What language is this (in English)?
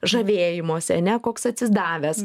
Lithuanian